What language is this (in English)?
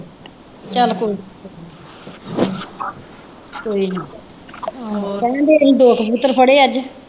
Punjabi